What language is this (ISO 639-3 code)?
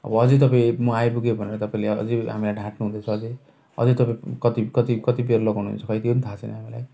nep